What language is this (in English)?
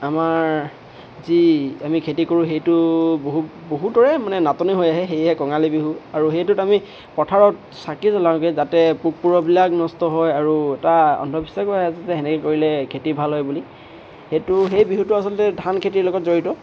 Assamese